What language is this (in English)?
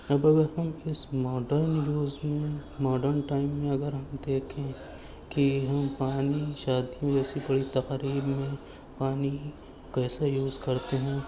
Urdu